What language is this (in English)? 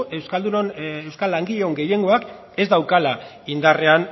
Basque